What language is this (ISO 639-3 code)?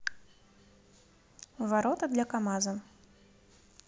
rus